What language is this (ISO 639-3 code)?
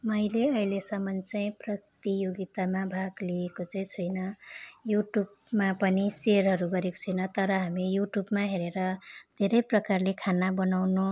nep